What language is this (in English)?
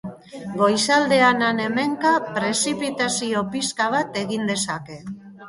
Basque